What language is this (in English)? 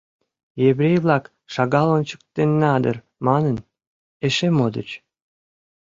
Mari